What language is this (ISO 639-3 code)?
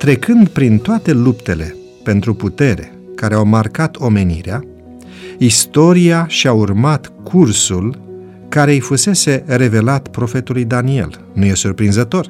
ron